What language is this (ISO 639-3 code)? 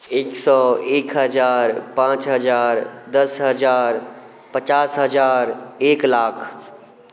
mai